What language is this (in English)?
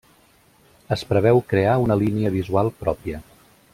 Catalan